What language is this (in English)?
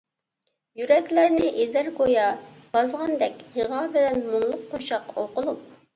Uyghur